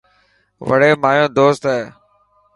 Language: Dhatki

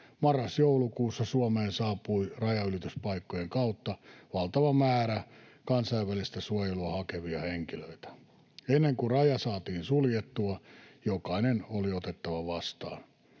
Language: Finnish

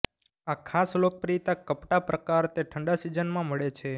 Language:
Gujarati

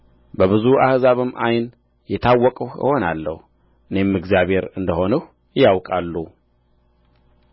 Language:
Amharic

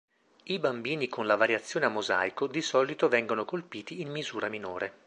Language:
Italian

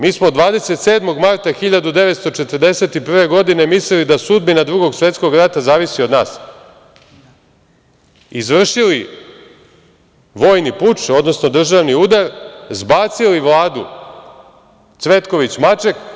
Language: Serbian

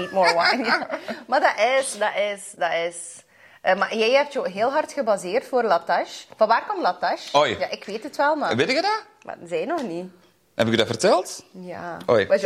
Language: Dutch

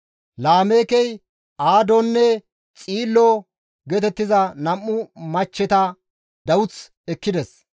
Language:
Gamo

